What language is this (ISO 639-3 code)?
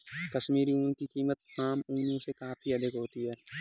hin